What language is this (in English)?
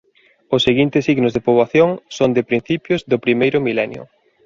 Galician